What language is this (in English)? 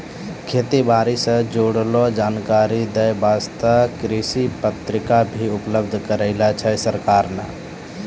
Maithili